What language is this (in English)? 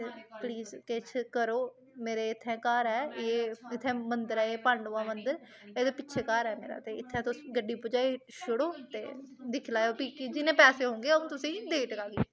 Dogri